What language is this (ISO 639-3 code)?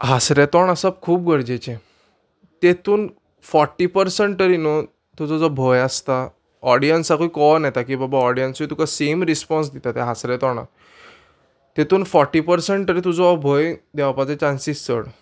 kok